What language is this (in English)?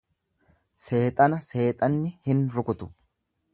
Oromo